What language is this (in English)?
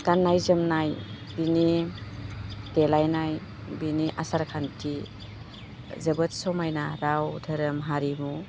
Bodo